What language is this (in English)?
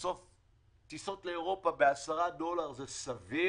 Hebrew